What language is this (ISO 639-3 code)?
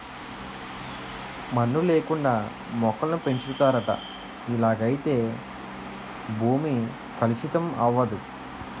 tel